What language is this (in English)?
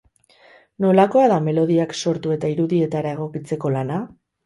Basque